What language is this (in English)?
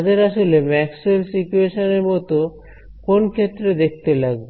Bangla